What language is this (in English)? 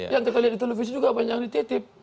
Indonesian